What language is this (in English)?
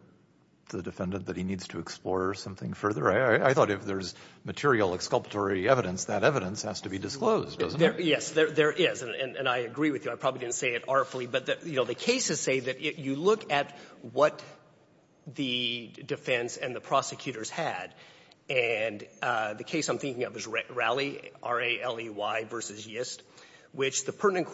English